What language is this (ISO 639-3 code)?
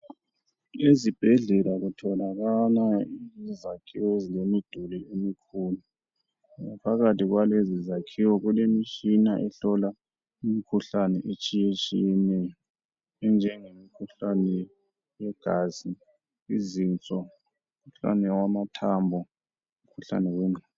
nde